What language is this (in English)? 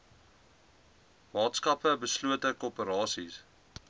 Afrikaans